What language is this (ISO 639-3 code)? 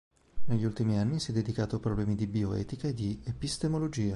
ita